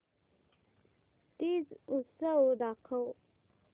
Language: Marathi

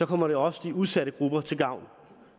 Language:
Danish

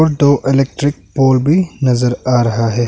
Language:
Hindi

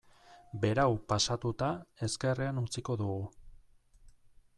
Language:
Basque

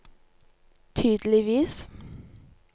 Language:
Norwegian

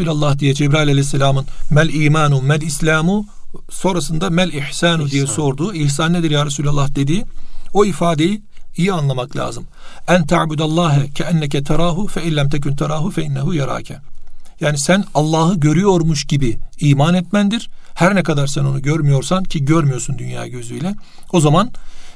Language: Turkish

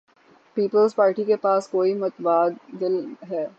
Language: Urdu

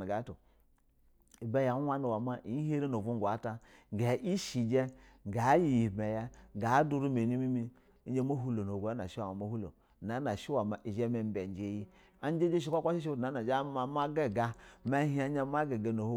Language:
Basa (Nigeria)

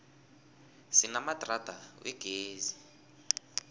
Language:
South Ndebele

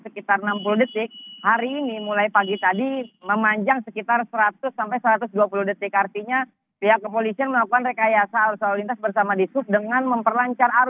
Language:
Indonesian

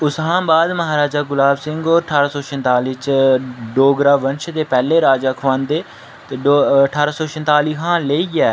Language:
Dogri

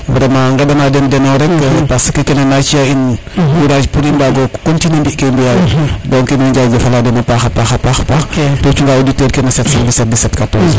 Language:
Serer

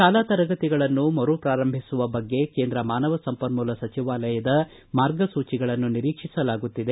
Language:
Kannada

